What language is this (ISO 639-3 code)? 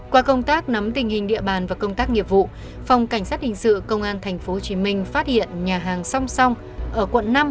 vie